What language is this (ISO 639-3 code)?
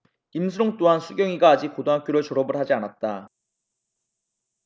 kor